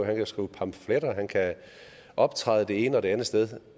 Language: Danish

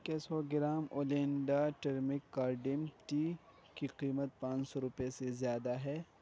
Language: Urdu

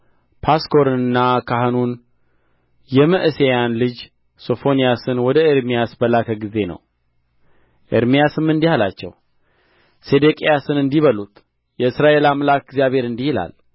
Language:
Amharic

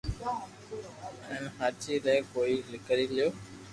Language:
Loarki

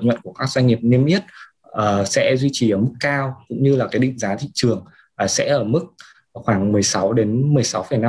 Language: Vietnamese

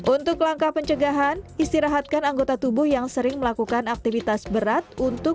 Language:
Indonesian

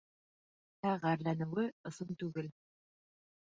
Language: Bashkir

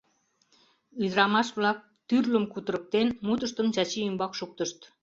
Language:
Mari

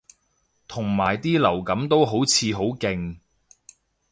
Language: Cantonese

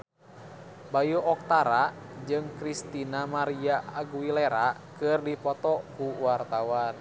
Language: Sundanese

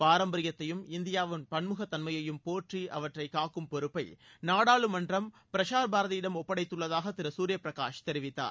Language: Tamil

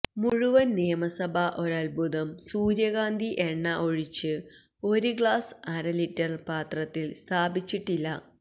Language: Malayalam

